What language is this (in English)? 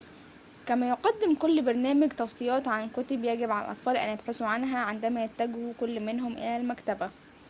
Arabic